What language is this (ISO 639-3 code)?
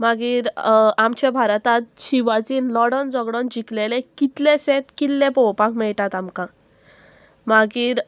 kok